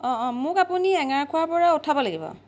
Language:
Assamese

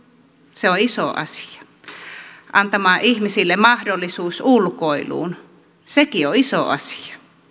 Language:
Finnish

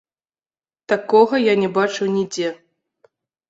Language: Belarusian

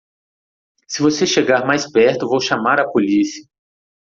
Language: Portuguese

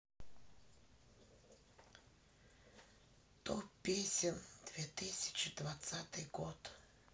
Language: Russian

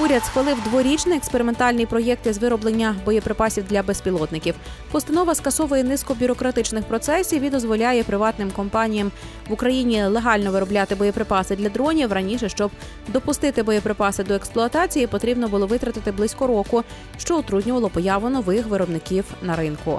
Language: Ukrainian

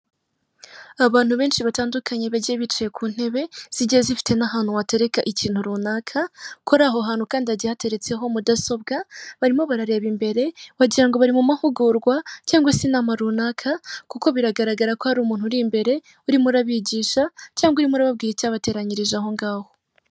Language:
Kinyarwanda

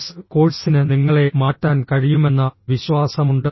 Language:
Malayalam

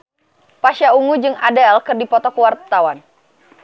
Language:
Sundanese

